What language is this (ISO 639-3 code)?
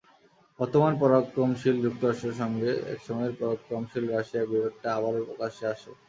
ben